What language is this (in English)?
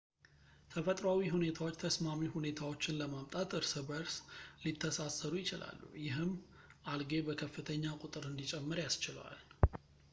Amharic